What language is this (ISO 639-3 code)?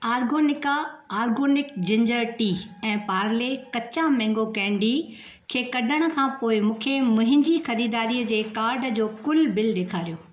snd